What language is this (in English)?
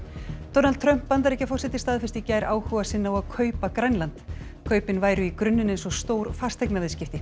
Icelandic